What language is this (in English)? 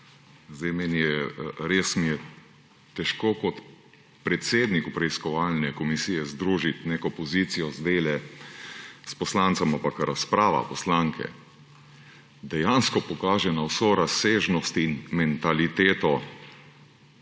Slovenian